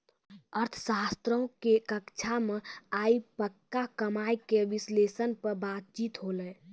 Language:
Maithili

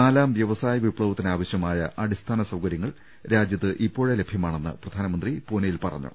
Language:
Malayalam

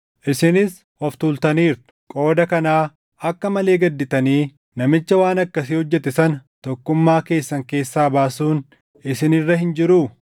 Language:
Oromo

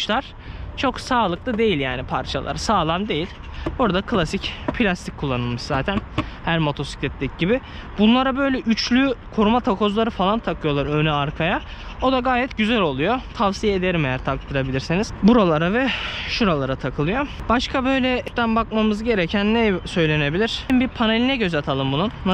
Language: Turkish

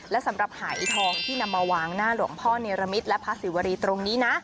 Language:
Thai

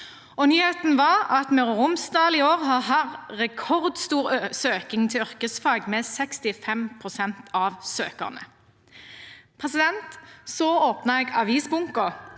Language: Norwegian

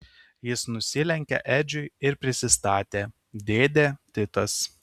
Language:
Lithuanian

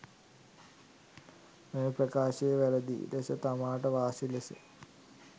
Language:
Sinhala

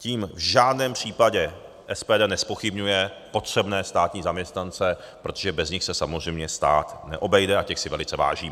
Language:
Czech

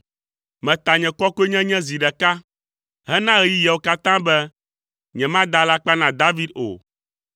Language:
Ewe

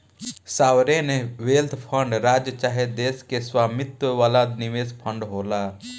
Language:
Bhojpuri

